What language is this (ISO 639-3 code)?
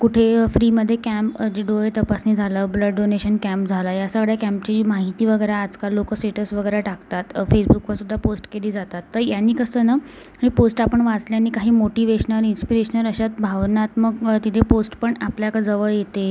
mar